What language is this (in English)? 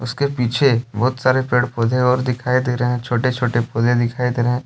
Hindi